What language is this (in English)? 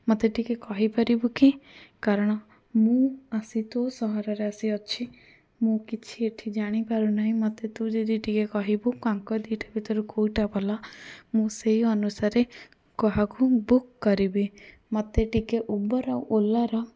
Odia